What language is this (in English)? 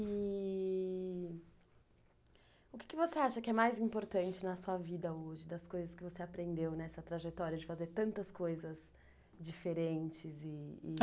Portuguese